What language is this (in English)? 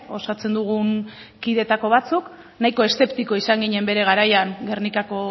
Basque